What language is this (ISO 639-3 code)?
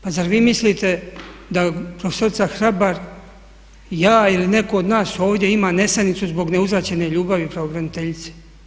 hrv